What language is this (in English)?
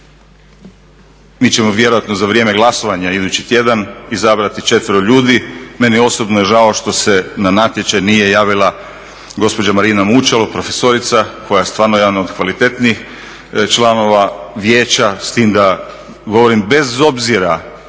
Croatian